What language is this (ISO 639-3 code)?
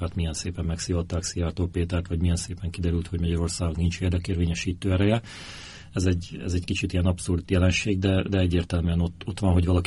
hun